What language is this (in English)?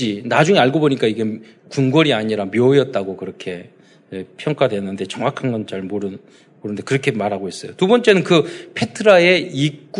Korean